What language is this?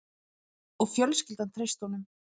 Icelandic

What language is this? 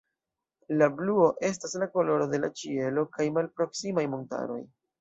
Esperanto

